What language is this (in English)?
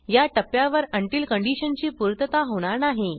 Marathi